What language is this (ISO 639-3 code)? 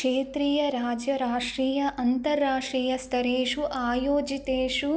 san